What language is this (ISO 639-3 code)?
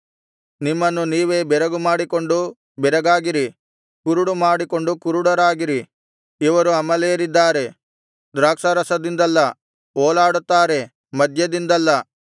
kan